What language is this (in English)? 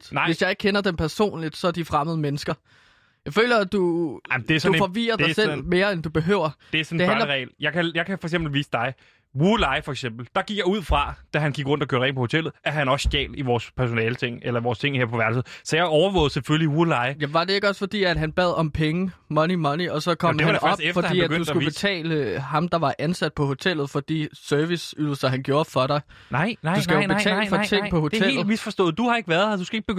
Danish